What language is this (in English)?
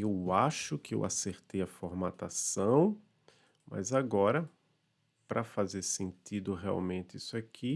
Portuguese